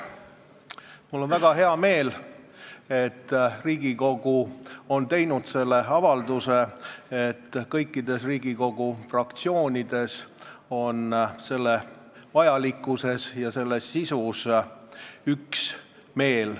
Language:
Estonian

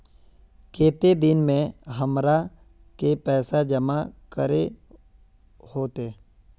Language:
Magahi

